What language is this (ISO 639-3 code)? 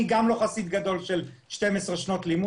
heb